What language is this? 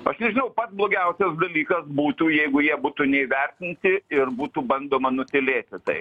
Lithuanian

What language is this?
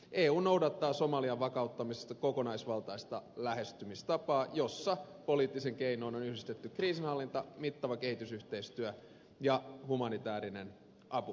Finnish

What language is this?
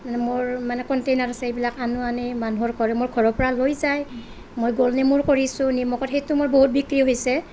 Assamese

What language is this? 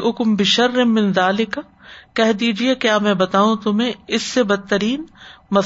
Urdu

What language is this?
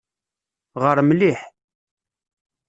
Kabyle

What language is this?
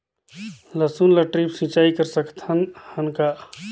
Chhattisgarhi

